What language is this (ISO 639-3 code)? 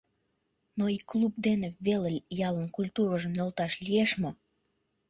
chm